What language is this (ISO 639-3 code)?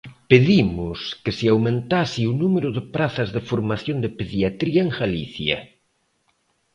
glg